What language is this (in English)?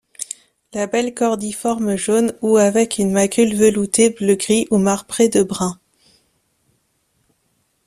French